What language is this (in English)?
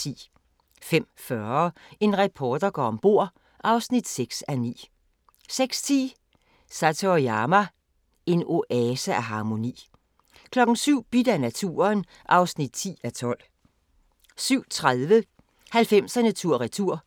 Danish